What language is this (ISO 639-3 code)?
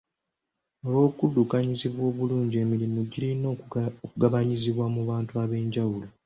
lug